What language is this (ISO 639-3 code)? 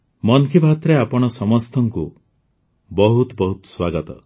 ori